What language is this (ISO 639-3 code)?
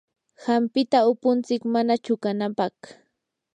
qur